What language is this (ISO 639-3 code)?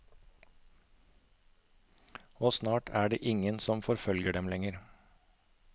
nor